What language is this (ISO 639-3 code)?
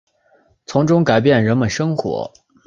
zho